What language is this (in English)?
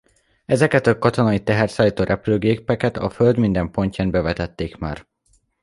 Hungarian